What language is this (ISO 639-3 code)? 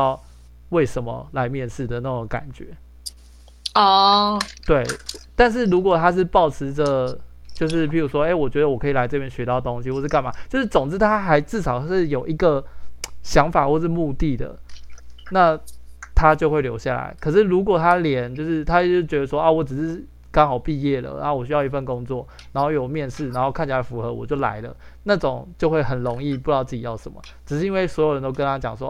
zho